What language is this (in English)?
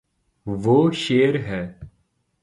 Urdu